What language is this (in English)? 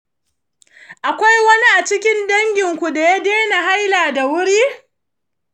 Hausa